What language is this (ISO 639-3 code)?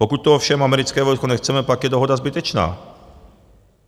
ces